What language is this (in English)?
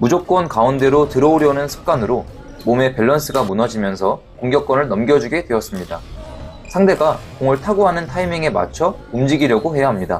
Korean